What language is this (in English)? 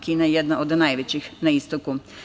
Serbian